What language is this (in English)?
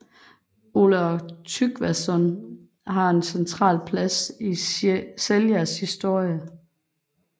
Danish